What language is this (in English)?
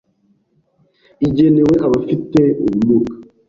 Kinyarwanda